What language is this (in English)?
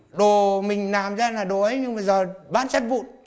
Vietnamese